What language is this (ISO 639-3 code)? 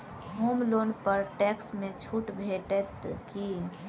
mai